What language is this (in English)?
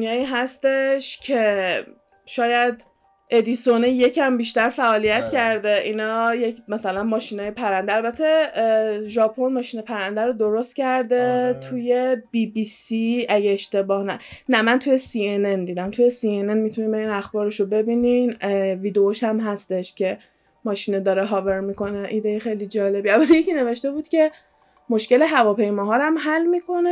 Persian